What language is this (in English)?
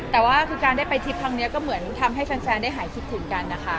Thai